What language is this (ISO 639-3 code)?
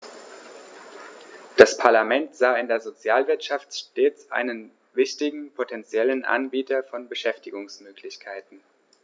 deu